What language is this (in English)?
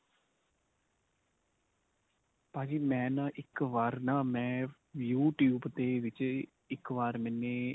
Punjabi